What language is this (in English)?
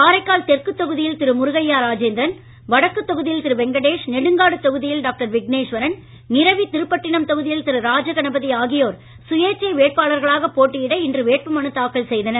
Tamil